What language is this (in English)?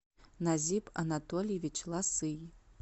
Russian